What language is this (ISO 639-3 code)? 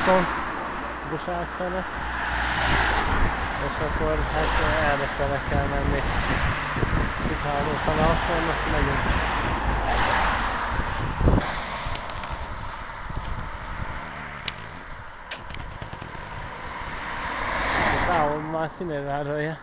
hun